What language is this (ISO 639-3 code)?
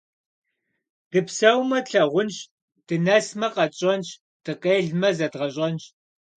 kbd